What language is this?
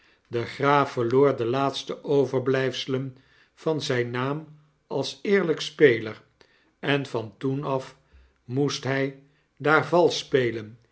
Dutch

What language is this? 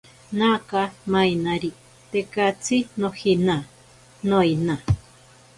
Ashéninka Perené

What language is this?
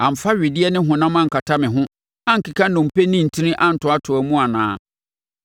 Akan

